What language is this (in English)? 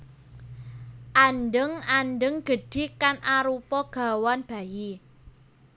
Javanese